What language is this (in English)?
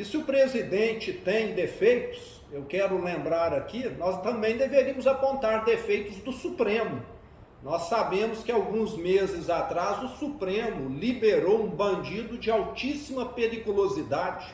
Portuguese